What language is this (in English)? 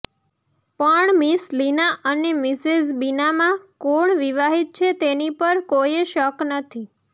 Gujarati